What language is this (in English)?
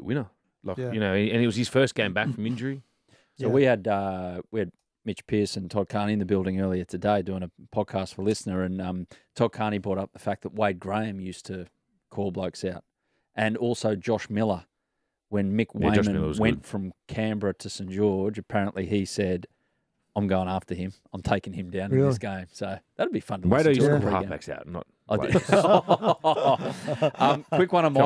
English